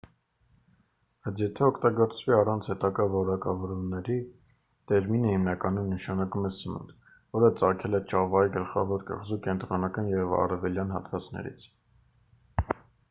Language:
Armenian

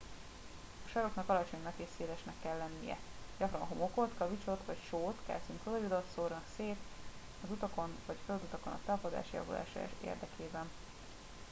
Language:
Hungarian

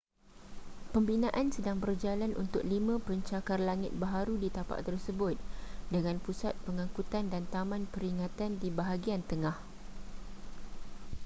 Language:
Malay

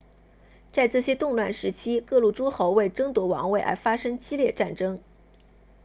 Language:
Chinese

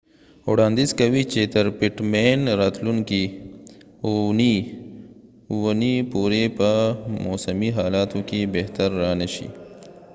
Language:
Pashto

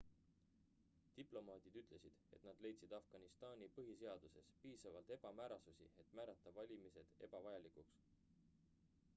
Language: Estonian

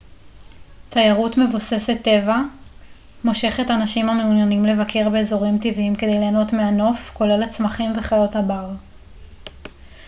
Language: Hebrew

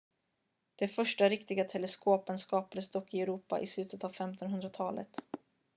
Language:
Swedish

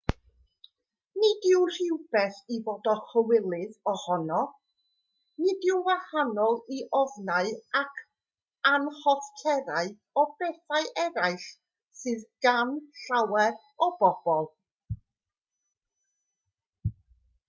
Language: Welsh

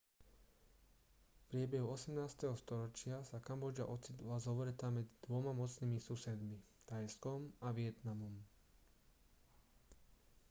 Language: Slovak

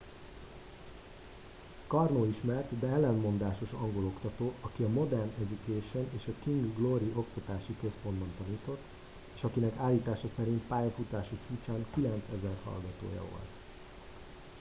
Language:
Hungarian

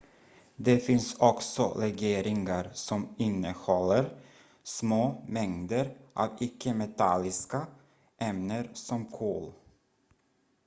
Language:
Swedish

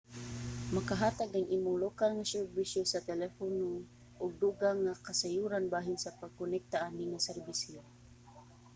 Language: Cebuano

